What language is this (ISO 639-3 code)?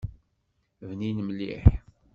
kab